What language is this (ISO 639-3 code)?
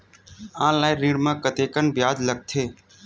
hne